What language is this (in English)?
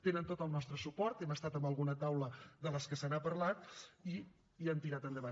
Catalan